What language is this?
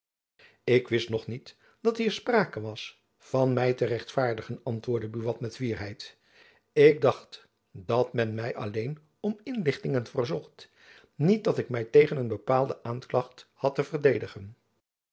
Dutch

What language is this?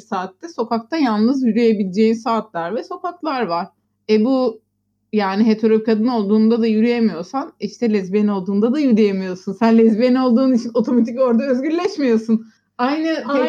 Turkish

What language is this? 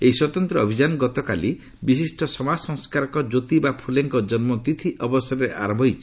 Odia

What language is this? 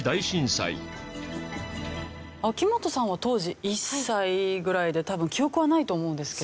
Japanese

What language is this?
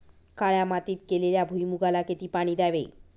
Marathi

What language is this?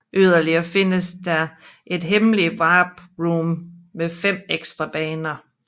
Danish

